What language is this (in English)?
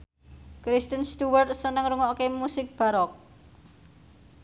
Javanese